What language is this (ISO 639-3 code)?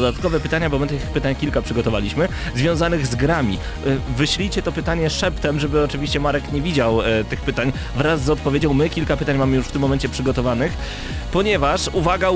pol